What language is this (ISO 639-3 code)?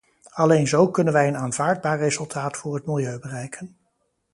nld